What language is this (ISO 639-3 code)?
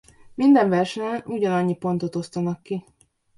hun